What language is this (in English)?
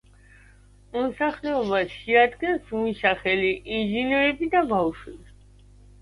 Georgian